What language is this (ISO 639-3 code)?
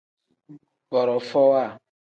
kdh